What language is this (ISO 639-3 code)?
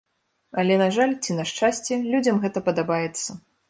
bel